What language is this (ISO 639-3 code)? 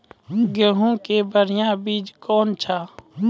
mai